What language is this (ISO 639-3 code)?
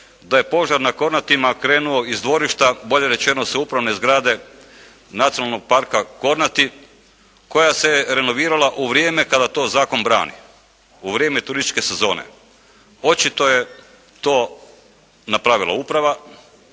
hrv